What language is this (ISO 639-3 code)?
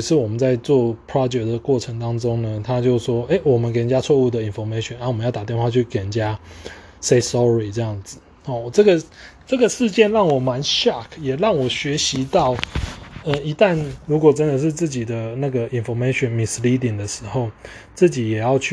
zho